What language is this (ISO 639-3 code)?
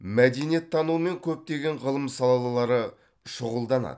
kaz